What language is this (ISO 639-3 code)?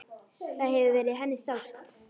isl